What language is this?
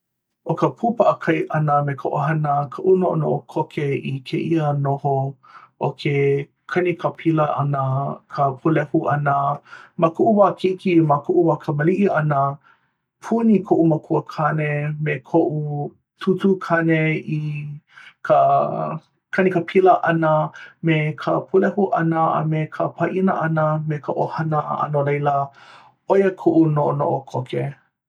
Hawaiian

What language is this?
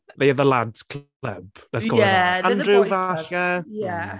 Welsh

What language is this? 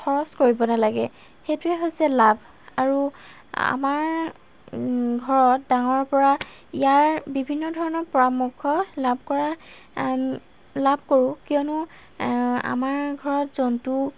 Assamese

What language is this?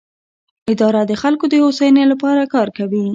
Pashto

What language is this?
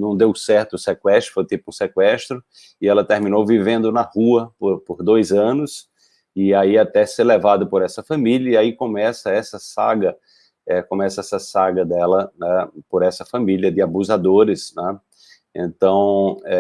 Portuguese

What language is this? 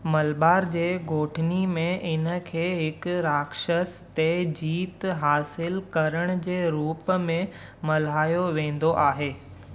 Sindhi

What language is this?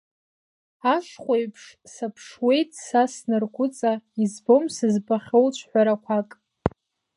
Abkhazian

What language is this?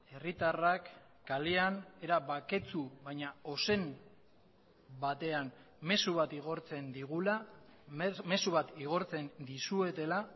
Basque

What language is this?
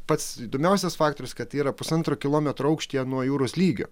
Lithuanian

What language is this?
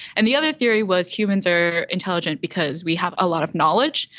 English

